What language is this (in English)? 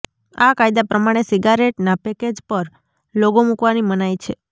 Gujarati